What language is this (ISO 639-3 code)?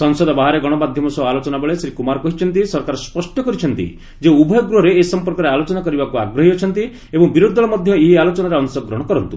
ori